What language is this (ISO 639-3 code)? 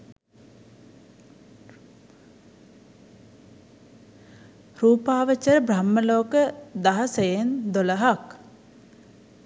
sin